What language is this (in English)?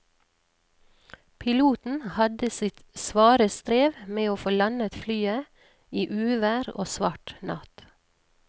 Norwegian